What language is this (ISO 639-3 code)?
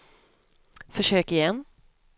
swe